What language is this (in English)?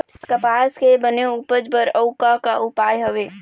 Chhattisgarhi